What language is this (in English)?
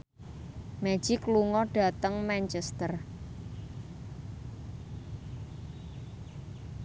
Javanese